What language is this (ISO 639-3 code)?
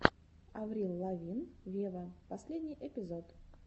rus